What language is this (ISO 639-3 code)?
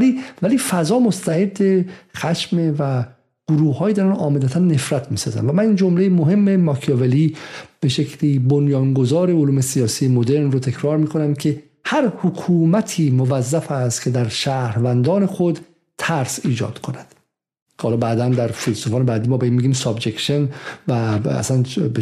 fas